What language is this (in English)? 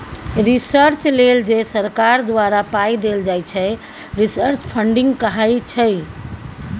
Maithili